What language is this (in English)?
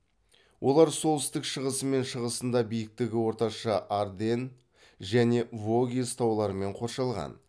Kazakh